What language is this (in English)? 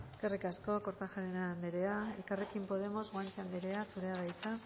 Basque